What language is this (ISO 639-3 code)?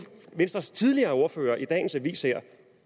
dan